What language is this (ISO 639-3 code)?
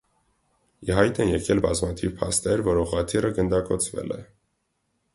hye